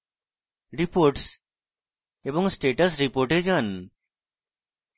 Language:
Bangla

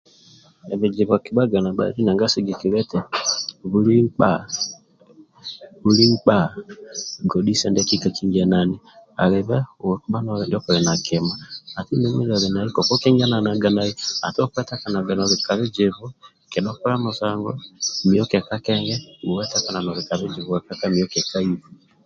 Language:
Amba (Uganda)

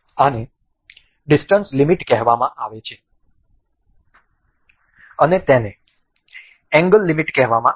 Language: Gujarati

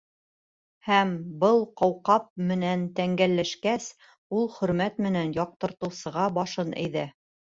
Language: Bashkir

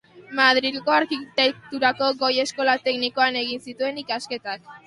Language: Basque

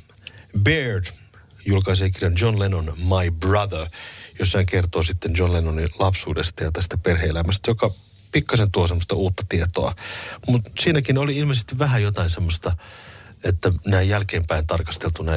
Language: Finnish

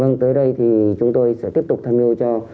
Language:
Vietnamese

